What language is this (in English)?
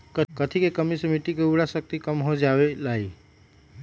Magahi